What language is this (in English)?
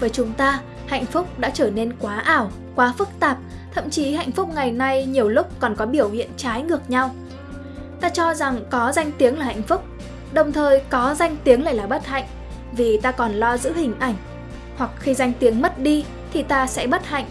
Vietnamese